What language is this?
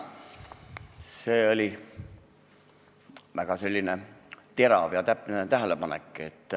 Estonian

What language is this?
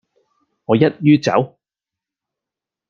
Cantonese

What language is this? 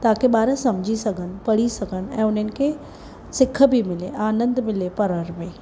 Sindhi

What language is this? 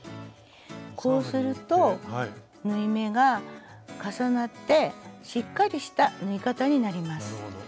Japanese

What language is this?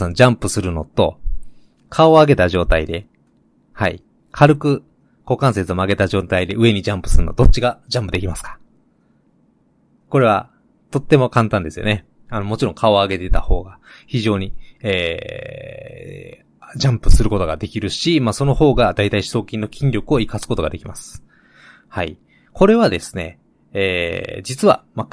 Japanese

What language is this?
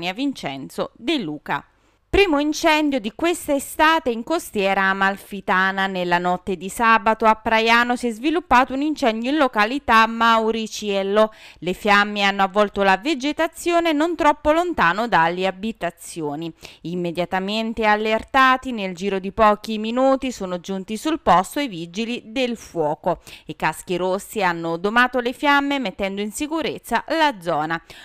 Italian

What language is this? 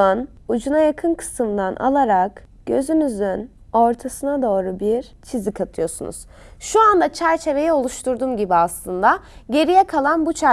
Turkish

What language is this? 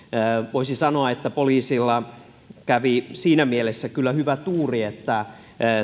Finnish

